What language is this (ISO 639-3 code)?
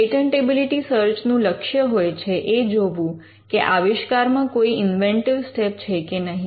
guj